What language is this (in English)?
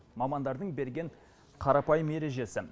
Kazakh